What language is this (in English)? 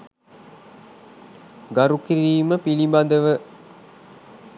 Sinhala